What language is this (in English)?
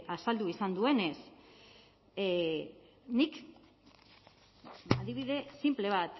Basque